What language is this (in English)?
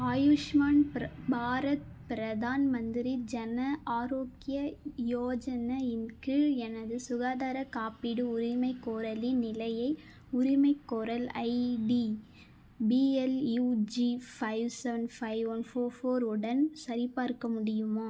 Tamil